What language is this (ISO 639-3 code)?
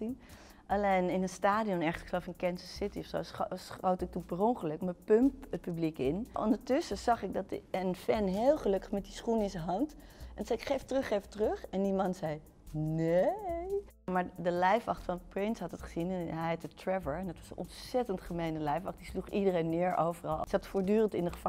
nld